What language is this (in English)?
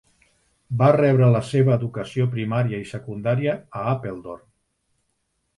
Catalan